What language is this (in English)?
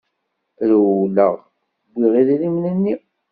Kabyle